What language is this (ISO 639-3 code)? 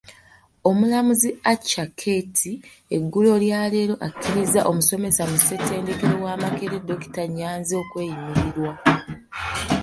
lug